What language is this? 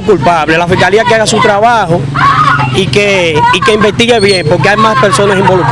Spanish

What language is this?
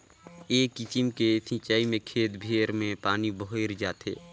Chhattisgarhi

